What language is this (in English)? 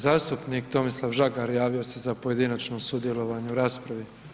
Croatian